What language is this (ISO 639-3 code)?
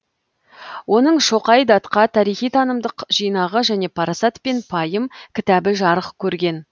kaz